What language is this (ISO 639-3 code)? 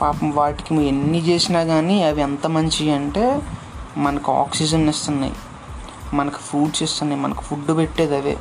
tel